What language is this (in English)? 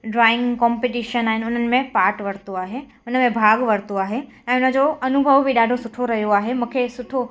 Sindhi